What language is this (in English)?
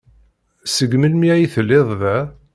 Kabyle